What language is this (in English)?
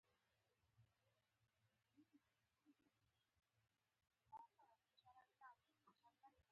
Pashto